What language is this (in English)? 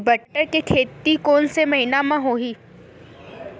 Chhattisgarhi